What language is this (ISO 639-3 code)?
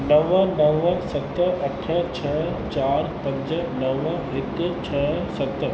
snd